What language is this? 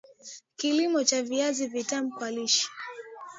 Swahili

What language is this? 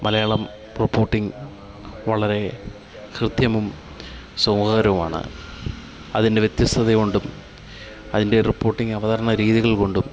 Malayalam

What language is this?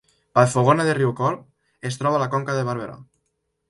Catalan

